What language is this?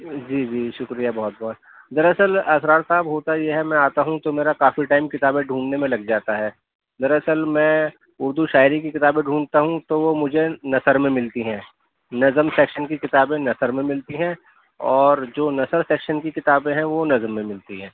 Urdu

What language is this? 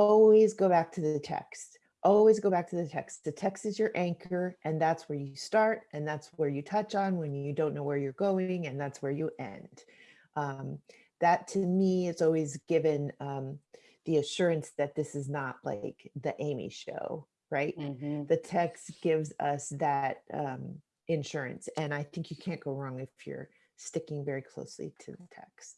English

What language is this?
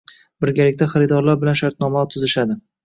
Uzbek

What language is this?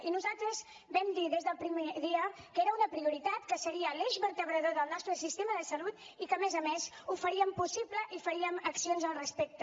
Catalan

